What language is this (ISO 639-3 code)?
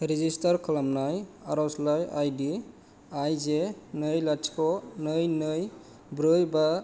brx